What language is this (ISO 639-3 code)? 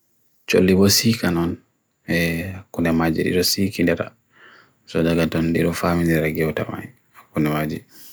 fui